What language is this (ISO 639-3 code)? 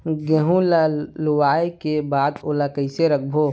hne